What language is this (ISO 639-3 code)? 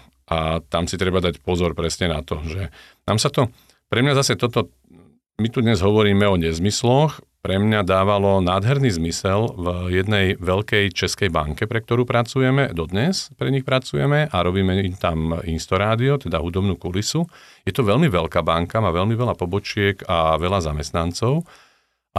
slk